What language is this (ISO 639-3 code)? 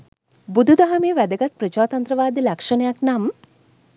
sin